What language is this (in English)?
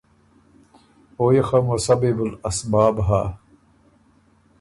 Ormuri